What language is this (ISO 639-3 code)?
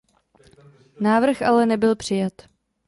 ces